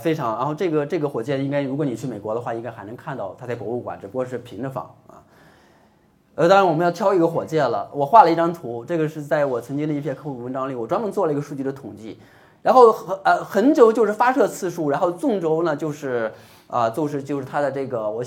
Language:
Chinese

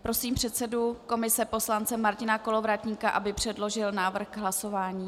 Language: Czech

